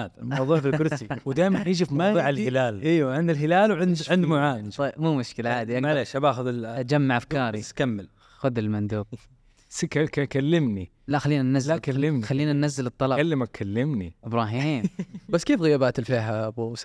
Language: Arabic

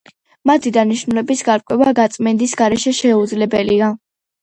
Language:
Georgian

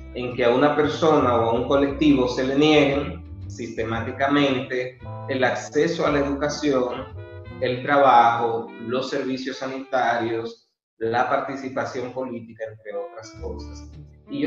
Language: Spanish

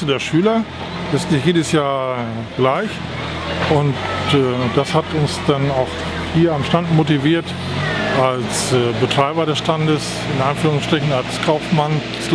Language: German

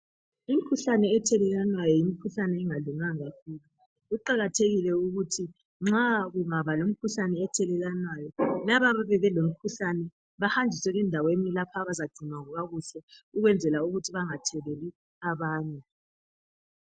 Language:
North Ndebele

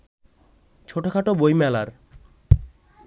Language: Bangla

